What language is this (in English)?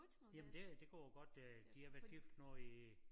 Danish